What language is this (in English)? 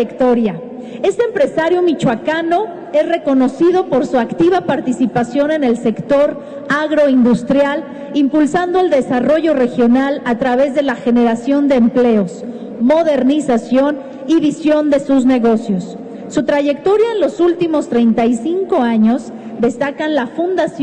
Spanish